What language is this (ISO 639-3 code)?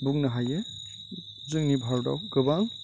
brx